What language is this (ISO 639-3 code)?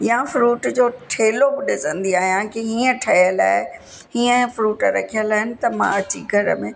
snd